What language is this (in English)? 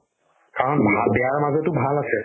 Assamese